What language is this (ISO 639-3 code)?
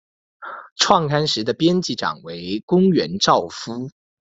zho